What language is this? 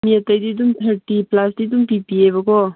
Manipuri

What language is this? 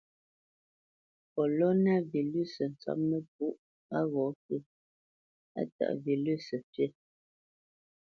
Bamenyam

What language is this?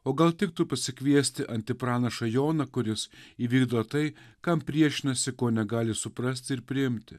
Lithuanian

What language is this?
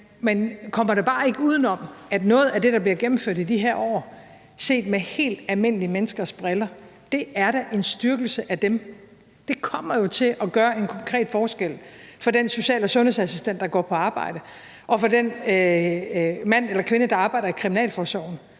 Danish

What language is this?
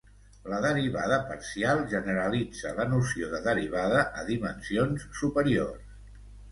Catalan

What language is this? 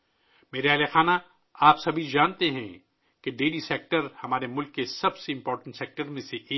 Urdu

